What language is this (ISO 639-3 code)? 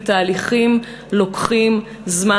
heb